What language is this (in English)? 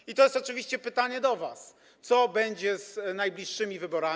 Polish